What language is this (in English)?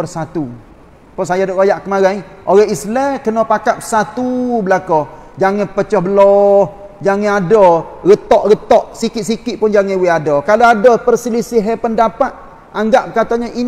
Malay